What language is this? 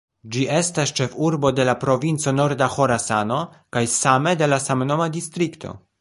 Esperanto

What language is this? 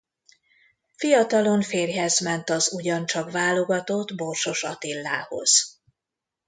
Hungarian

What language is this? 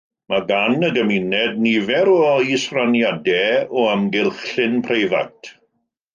Welsh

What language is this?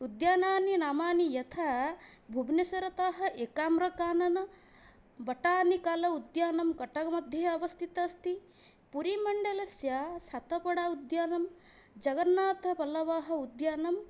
Sanskrit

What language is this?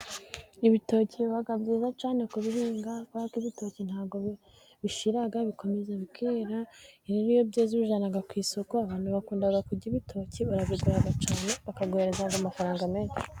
Kinyarwanda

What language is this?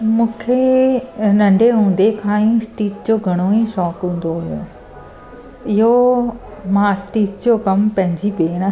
Sindhi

